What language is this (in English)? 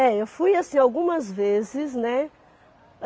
Portuguese